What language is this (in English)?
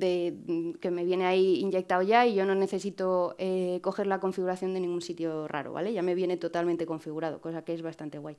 Spanish